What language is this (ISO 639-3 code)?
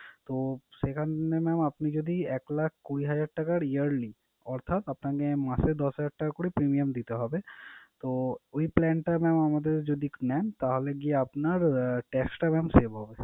ben